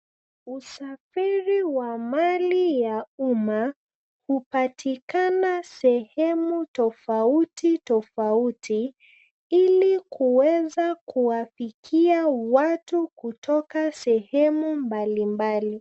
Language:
Swahili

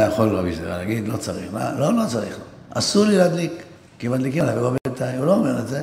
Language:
Hebrew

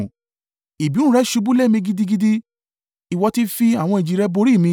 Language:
Yoruba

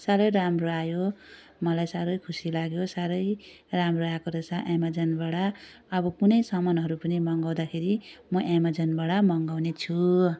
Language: Nepali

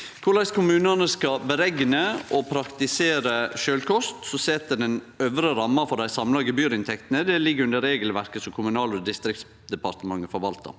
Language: Norwegian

